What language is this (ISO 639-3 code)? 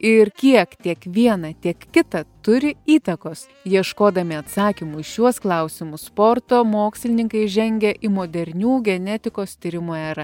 lit